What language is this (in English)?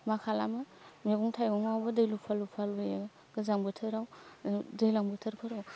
Bodo